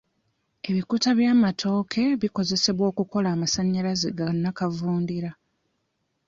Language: Ganda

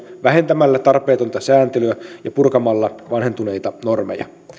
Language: Finnish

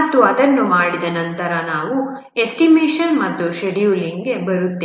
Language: Kannada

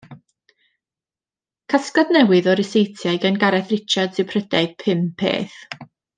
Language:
Welsh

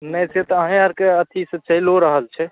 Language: Maithili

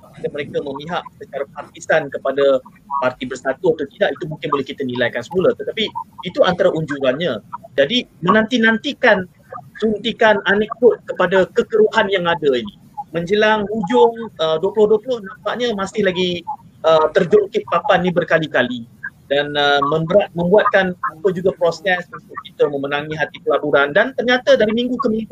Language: Malay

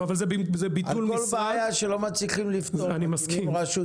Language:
Hebrew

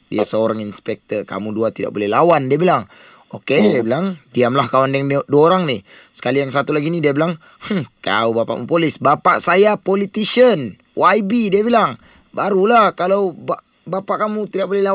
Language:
Malay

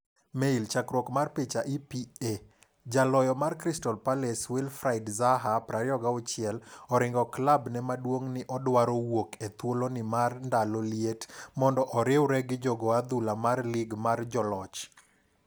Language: Luo (Kenya and Tanzania)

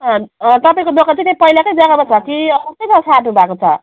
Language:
Nepali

